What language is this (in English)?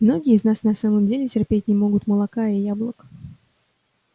Russian